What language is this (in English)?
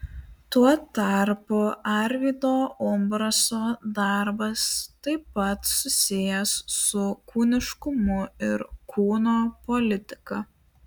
Lithuanian